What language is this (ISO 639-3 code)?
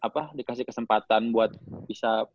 ind